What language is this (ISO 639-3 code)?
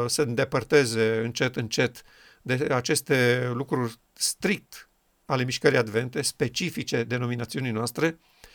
ron